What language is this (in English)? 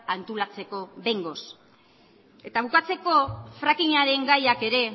Basque